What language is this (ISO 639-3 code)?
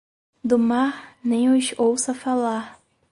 por